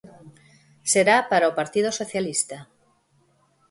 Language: Galician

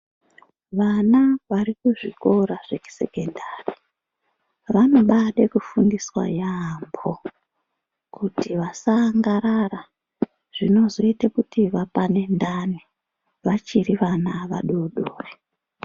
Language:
Ndau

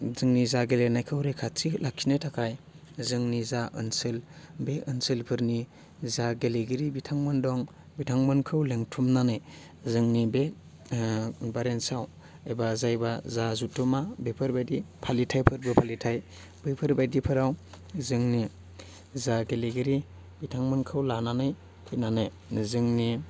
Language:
Bodo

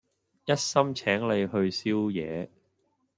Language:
Cantonese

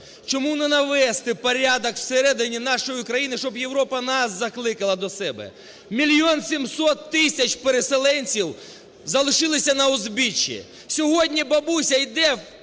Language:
Ukrainian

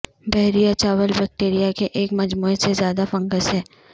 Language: Urdu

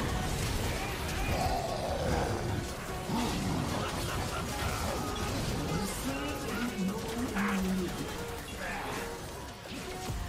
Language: Portuguese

